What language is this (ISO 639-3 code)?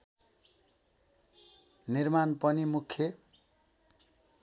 nep